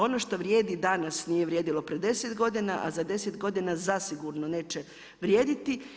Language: Croatian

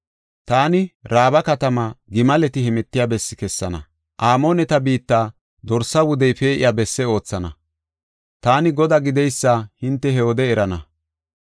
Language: Gofa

